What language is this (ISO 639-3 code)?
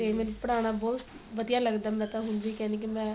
pan